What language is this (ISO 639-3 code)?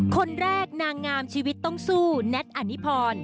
tha